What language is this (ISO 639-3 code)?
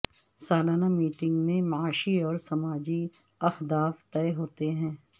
urd